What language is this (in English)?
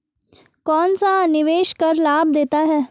Hindi